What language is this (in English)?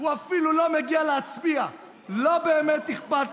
Hebrew